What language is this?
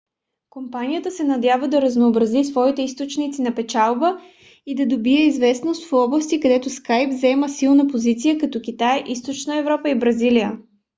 Bulgarian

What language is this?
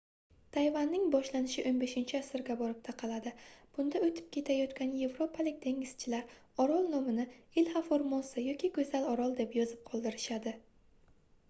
Uzbek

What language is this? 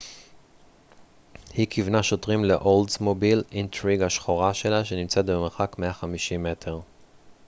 Hebrew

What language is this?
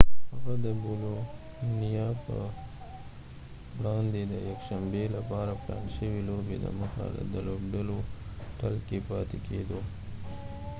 Pashto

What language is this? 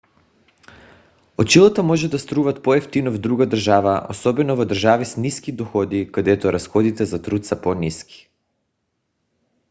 Bulgarian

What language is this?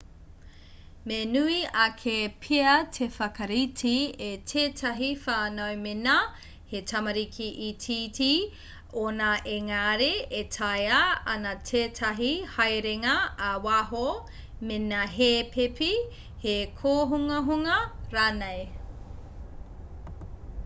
Māori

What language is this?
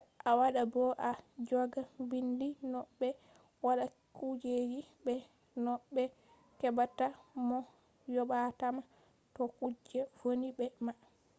Fula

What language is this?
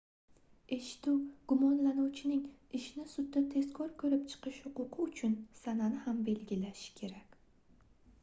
Uzbek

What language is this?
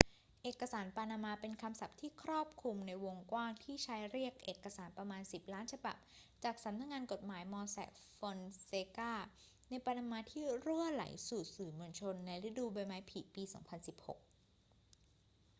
Thai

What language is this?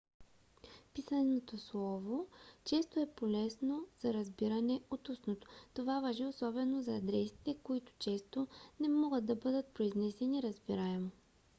Bulgarian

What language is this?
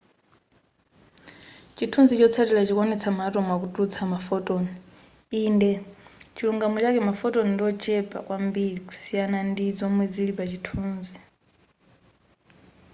Nyanja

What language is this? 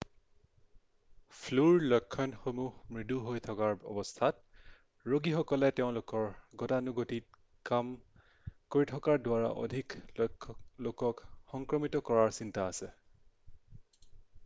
Assamese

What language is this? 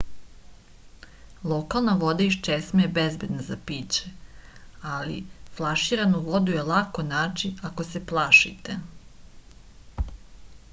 Serbian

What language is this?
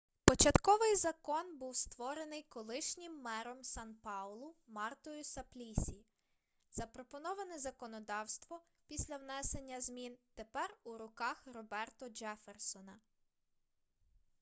Ukrainian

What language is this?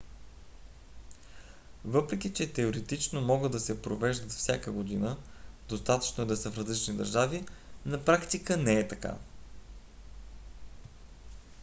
Bulgarian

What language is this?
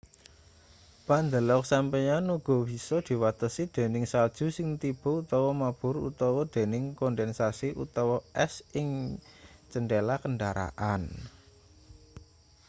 Javanese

